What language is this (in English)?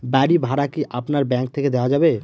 Bangla